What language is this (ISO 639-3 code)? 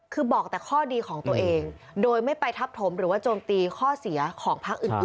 tha